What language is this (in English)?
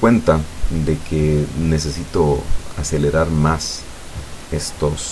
Spanish